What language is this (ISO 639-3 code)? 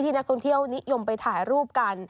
tha